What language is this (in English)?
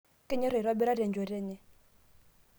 Masai